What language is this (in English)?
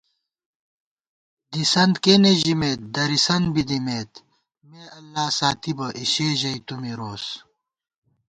Gawar-Bati